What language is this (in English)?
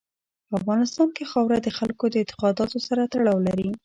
Pashto